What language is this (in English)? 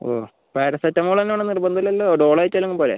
Malayalam